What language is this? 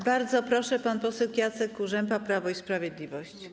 Polish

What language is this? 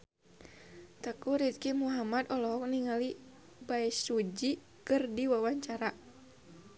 Sundanese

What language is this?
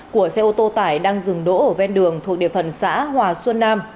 Vietnamese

